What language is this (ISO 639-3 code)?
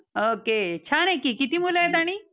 mar